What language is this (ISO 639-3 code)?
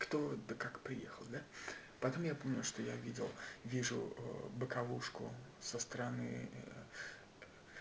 rus